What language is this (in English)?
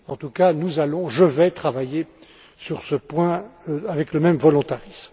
French